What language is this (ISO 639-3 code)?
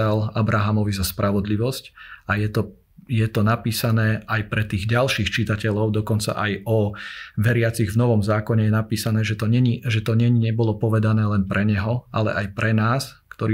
slk